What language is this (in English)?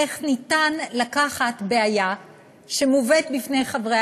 Hebrew